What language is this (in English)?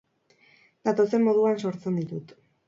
Basque